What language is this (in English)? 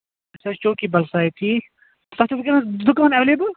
Kashmiri